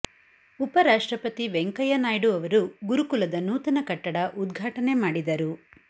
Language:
Kannada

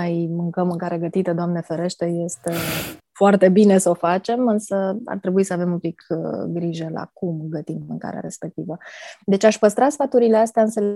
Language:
Romanian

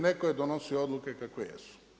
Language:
Croatian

